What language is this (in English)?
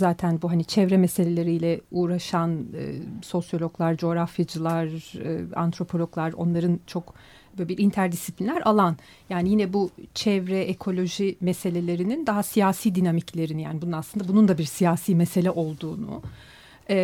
Turkish